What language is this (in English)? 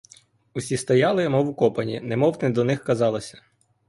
Ukrainian